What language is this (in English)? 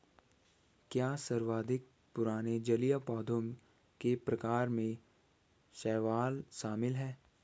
Hindi